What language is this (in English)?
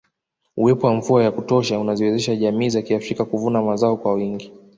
Swahili